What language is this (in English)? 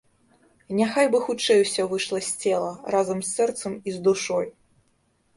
Belarusian